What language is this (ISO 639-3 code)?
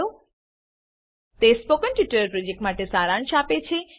guj